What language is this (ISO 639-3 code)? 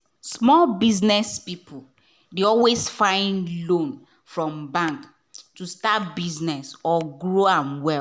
pcm